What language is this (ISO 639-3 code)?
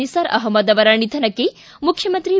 kan